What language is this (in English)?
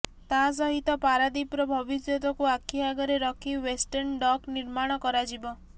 Odia